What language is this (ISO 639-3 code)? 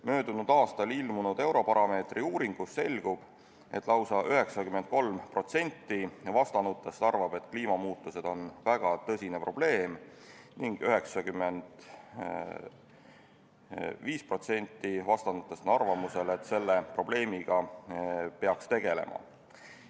est